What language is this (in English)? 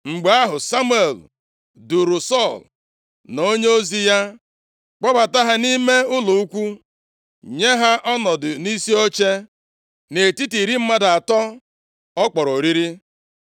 Igbo